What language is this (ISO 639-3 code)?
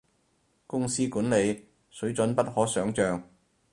yue